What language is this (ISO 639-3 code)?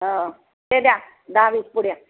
mar